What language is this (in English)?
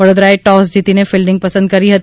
Gujarati